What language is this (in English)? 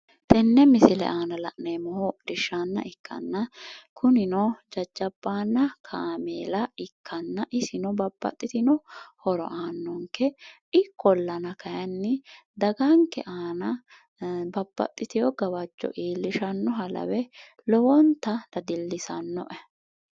Sidamo